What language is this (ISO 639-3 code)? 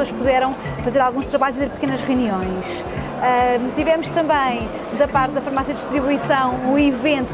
por